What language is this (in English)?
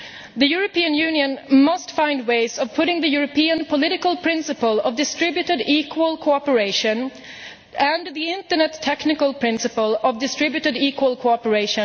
English